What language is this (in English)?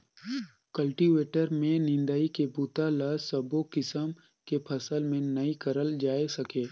Chhattisgarhi